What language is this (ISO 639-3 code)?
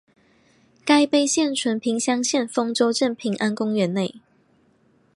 zho